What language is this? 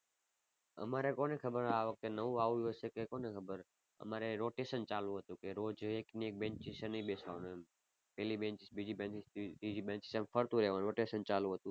Gujarati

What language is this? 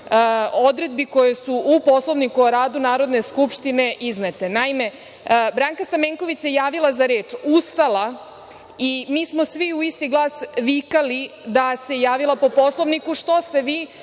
Serbian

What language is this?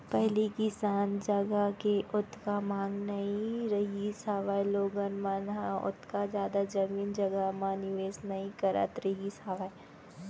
Chhattisgarhi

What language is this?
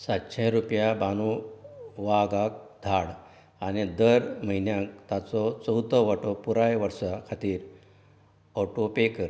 Konkani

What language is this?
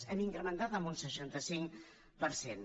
Catalan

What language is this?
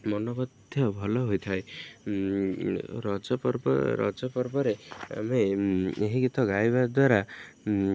Odia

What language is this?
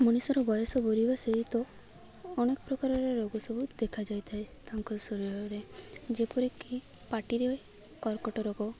Odia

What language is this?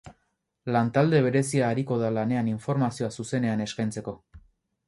Basque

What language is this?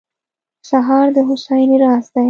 Pashto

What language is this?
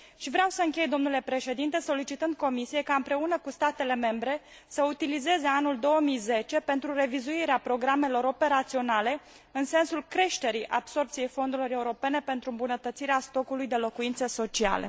Romanian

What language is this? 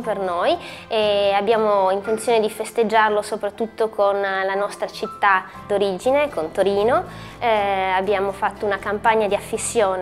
Italian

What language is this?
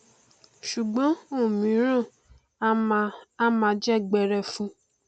Yoruba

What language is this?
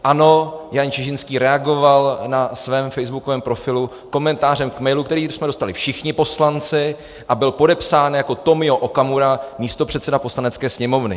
Czech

